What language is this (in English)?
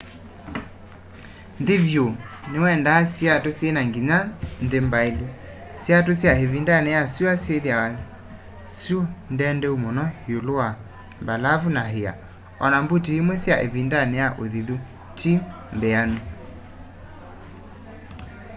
Kamba